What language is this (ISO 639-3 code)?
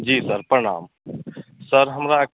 mai